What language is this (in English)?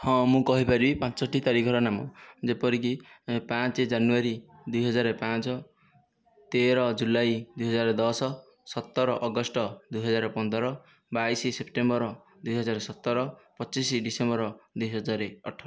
Odia